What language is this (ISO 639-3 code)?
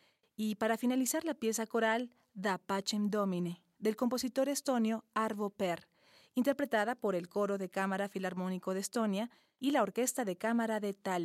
spa